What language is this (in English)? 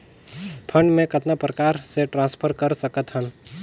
Chhattisgarhi